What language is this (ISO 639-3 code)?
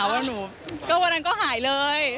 tha